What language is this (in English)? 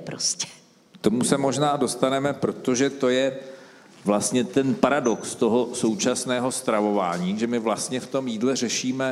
Czech